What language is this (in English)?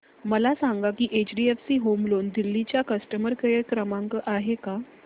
Marathi